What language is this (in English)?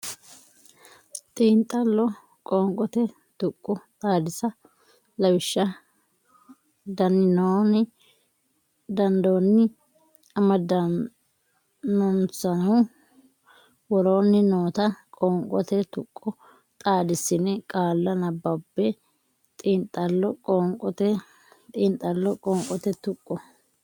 Sidamo